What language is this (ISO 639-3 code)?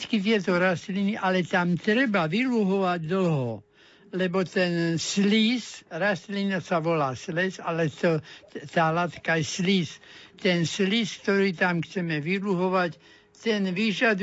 slk